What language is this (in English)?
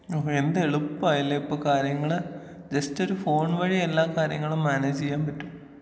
Malayalam